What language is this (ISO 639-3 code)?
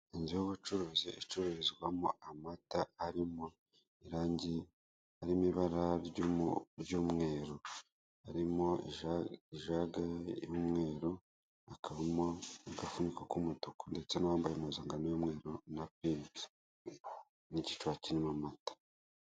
kin